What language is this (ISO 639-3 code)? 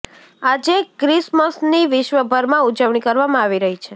guj